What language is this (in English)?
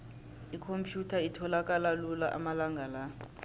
South Ndebele